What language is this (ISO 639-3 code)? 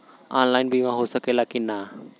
bho